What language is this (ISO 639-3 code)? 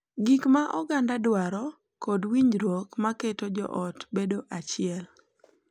luo